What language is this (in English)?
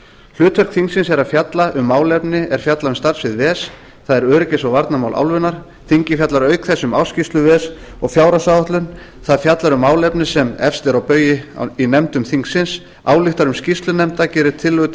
Icelandic